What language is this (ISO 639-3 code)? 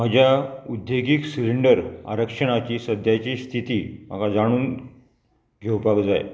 kok